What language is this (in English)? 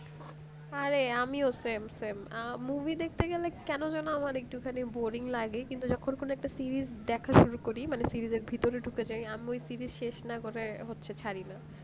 Bangla